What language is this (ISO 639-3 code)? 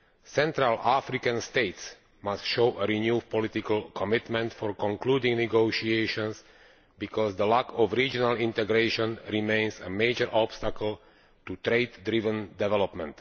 eng